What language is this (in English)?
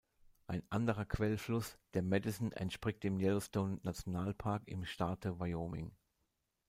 German